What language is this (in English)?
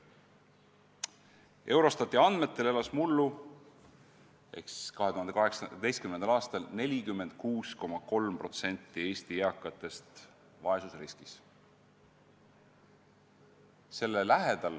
Estonian